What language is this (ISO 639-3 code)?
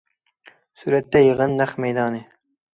uig